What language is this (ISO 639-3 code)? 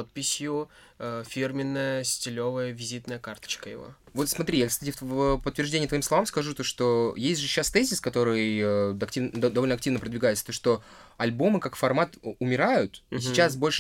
rus